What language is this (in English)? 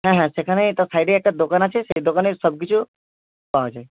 Bangla